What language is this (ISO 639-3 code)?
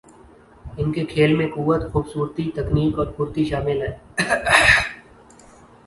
urd